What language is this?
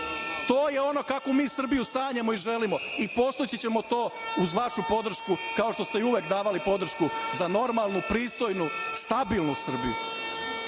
Serbian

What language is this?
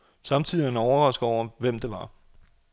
Danish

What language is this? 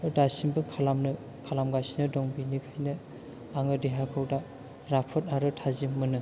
Bodo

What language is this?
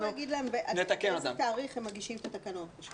Hebrew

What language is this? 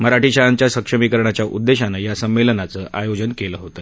Marathi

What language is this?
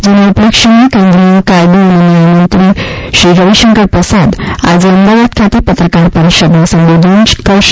Gujarati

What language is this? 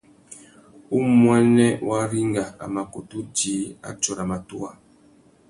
Tuki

